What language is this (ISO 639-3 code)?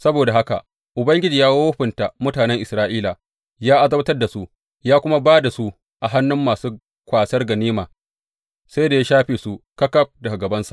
hau